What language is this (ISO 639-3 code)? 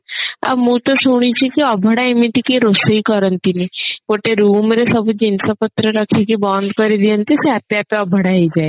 ori